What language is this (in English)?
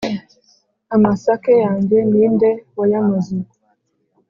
Kinyarwanda